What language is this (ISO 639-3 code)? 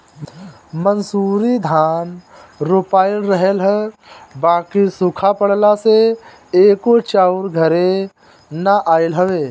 bho